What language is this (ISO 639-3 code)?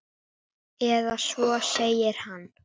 isl